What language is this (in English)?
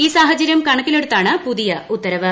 Malayalam